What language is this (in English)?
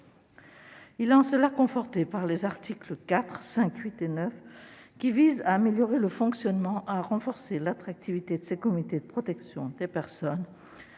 French